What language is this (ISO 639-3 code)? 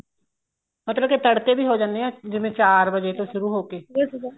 pan